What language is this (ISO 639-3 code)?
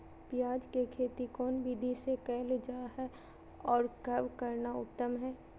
mag